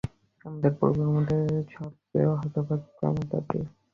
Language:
Bangla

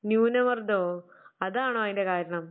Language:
Malayalam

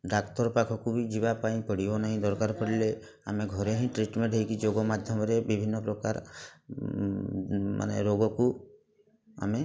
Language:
Odia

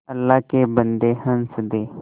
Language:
Hindi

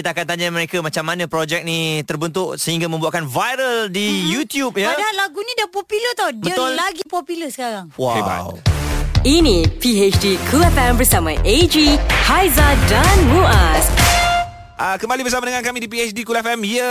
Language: Malay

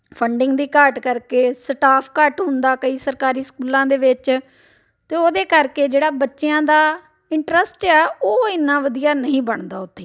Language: Punjabi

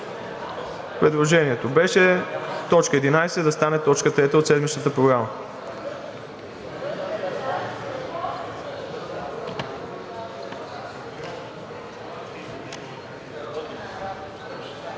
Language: Bulgarian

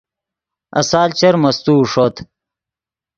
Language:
Yidgha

